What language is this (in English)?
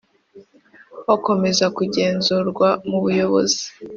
Kinyarwanda